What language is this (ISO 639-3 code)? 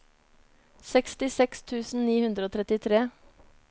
nor